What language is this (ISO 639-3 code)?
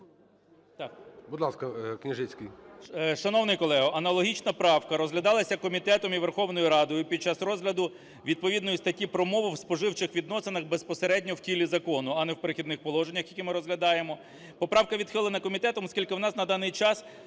ukr